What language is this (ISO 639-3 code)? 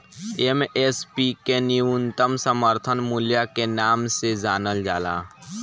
bho